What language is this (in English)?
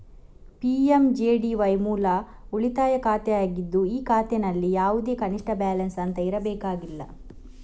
Kannada